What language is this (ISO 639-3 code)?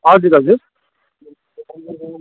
nep